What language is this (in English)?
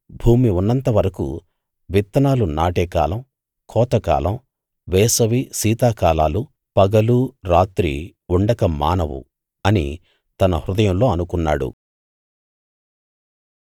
Telugu